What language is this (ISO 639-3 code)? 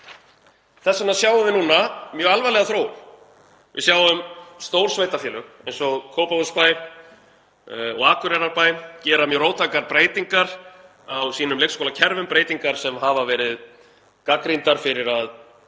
isl